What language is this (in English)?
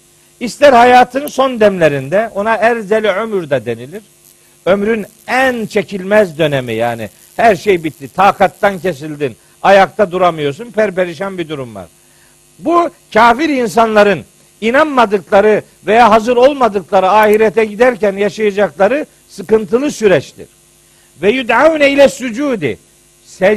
Turkish